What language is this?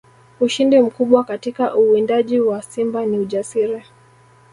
Swahili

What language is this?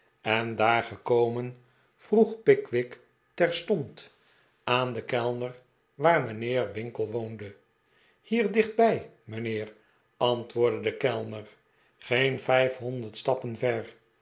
Dutch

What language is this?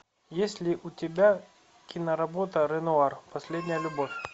Russian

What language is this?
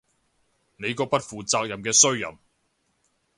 Cantonese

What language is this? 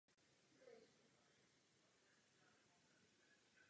Czech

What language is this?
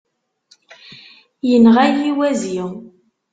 Kabyle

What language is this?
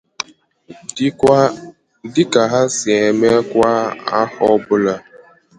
Igbo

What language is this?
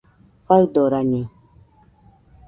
Nüpode Huitoto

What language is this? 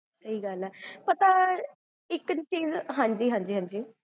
Punjabi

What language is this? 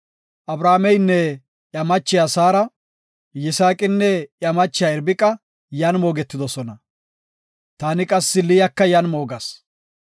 Gofa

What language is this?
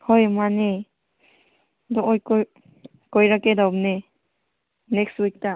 Manipuri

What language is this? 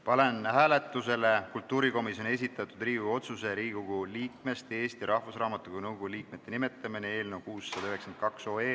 Estonian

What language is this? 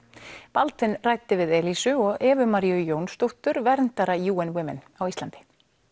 Icelandic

